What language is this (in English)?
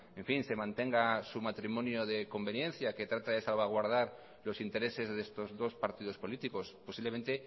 Spanish